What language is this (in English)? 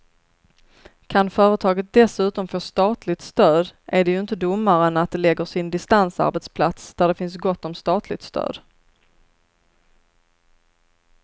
Swedish